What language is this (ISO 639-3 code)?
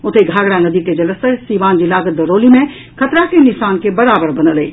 mai